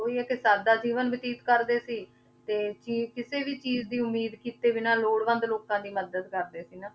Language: Punjabi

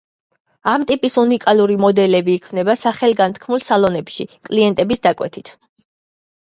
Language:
Georgian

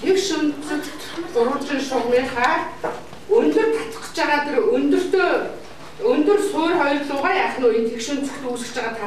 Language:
Bulgarian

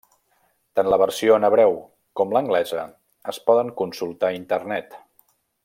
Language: Catalan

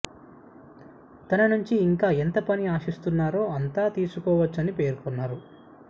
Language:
Telugu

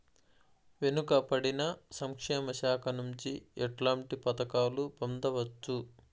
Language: Telugu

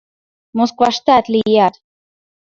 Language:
Mari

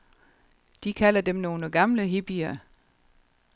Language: Danish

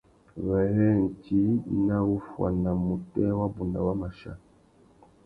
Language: Tuki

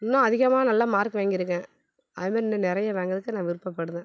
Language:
Tamil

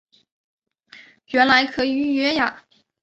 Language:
Chinese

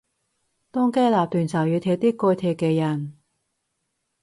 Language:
Cantonese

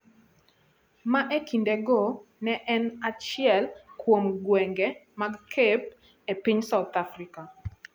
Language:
Luo (Kenya and Tanzania)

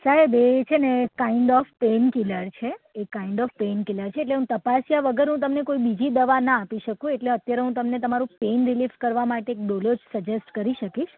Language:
Gujarati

